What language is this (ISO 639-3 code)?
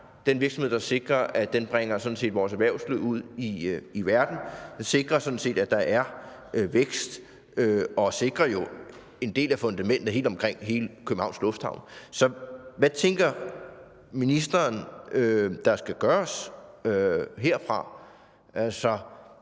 dan